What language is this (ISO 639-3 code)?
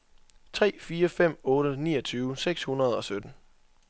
dan